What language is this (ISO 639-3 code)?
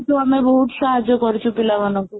ori